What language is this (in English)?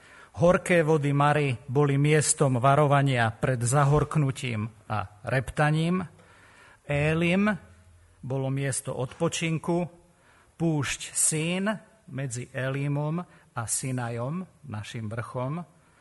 Slovak